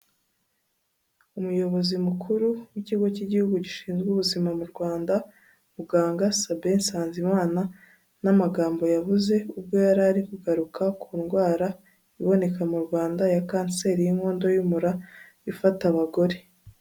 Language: Kinyarwanda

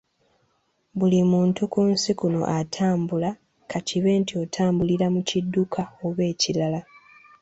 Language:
Ganda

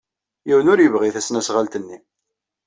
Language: Kabyle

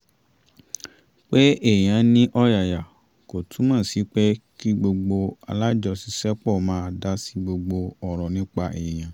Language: Yoruba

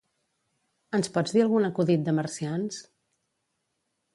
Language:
Catalan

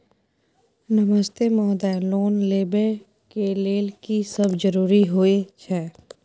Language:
Maithili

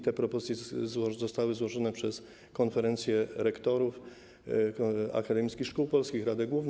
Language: Polish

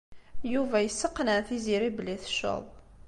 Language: Kabyle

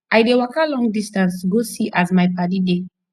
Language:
Nigerian Pidgin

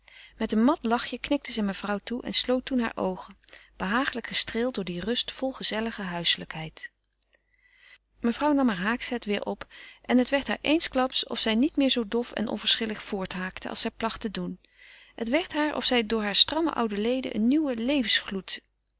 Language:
Dutch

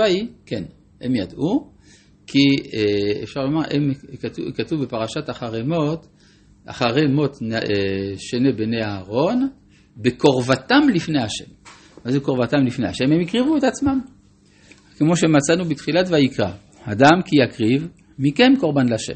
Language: Hebrew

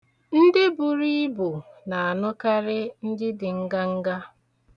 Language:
Igbo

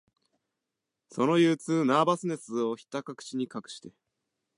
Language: Japanese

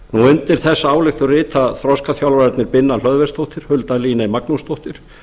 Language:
Icelandic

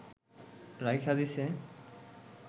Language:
Bangla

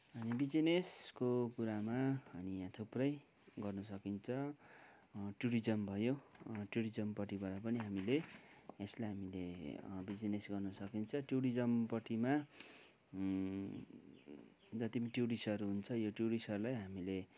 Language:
Nepali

